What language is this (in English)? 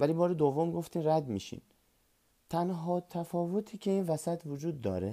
Persian